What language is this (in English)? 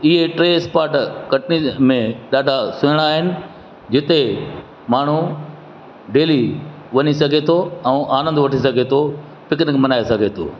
Sindhi